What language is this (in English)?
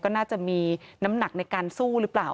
Thai